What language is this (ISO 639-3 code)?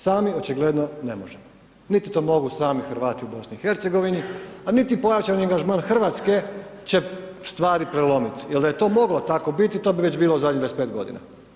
hrv